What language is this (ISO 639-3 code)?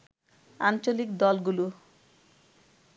ben